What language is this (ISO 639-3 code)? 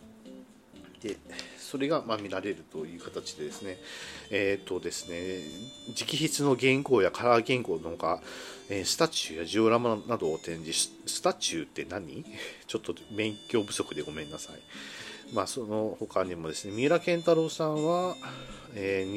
jpn